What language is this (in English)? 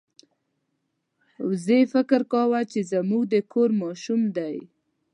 Pashto